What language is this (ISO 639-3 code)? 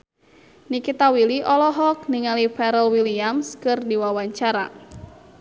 sun